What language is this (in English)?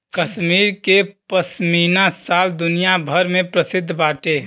Bhojpuri